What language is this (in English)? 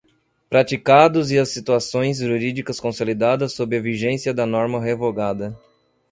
Portuguese